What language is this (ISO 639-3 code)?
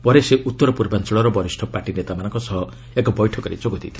ori